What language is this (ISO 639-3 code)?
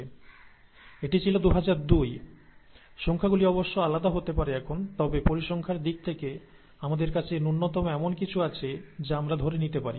ben